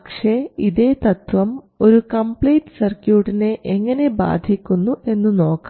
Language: Malayalam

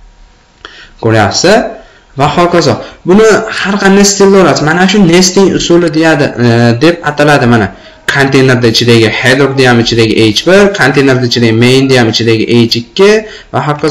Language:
Turkish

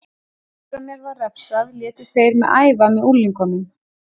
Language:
Icelandic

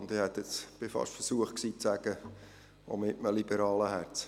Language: Swiss German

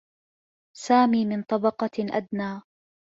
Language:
Arabic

